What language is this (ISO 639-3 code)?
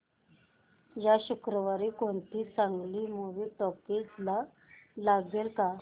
mar